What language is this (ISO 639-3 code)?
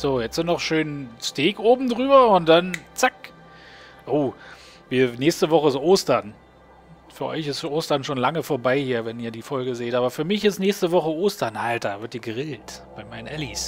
deu